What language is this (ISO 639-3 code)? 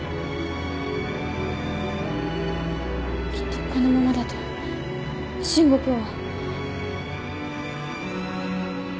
jpn